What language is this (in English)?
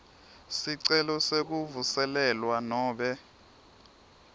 Swati